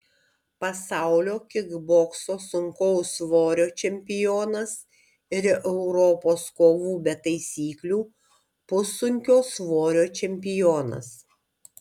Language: Lithuanian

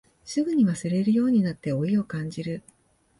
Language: Japanese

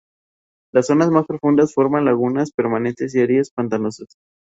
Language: Spanish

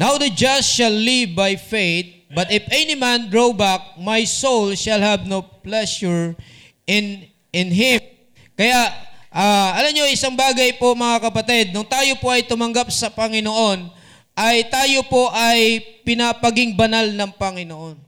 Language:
Filipino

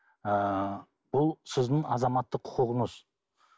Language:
Kazakh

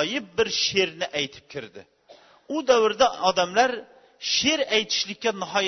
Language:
Bulgarian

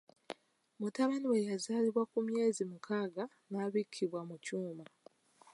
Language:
Ganda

